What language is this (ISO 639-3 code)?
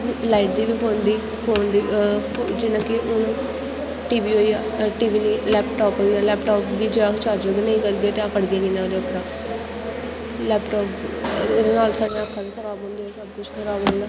doi